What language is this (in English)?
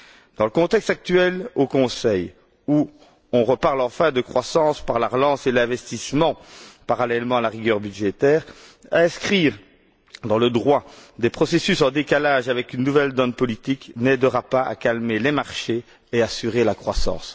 French